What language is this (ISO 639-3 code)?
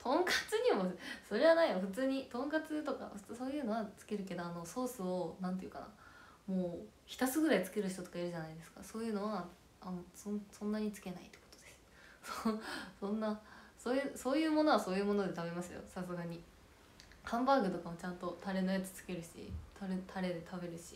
jpn